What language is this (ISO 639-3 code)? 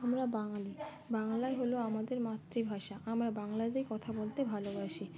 ben